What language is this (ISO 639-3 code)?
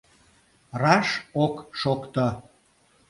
chm